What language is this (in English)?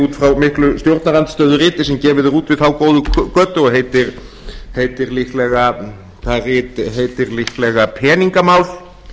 Icelandic